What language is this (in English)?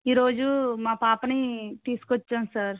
Telugu